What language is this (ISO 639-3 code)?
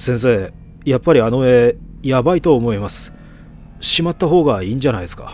jpn